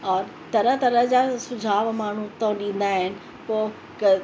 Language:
Sindhi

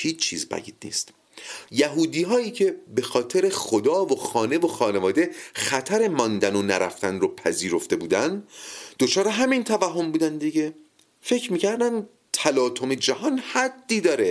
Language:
Persian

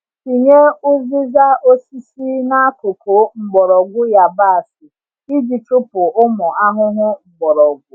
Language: Igbo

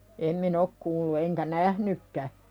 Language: Finnish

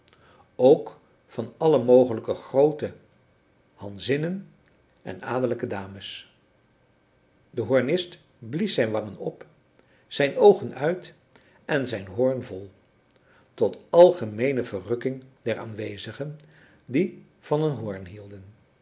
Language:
Dutch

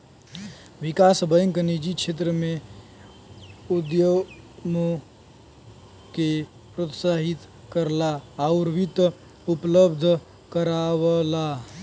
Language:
Bhojpuri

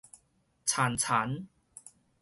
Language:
Min Nan Chinese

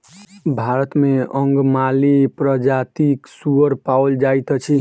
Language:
Maithili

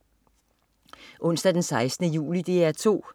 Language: Danish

